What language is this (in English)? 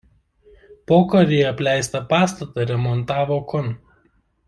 Lithuanian